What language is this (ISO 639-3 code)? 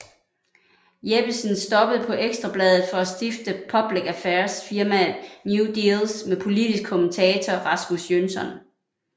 dan